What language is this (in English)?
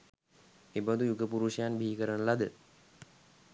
Sinhala